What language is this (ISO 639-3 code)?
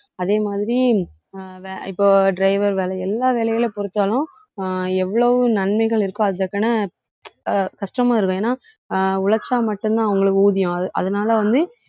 tam